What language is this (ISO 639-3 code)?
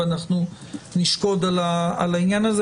heb